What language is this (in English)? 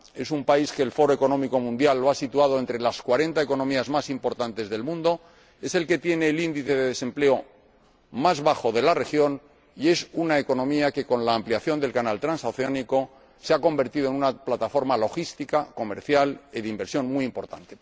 Spanish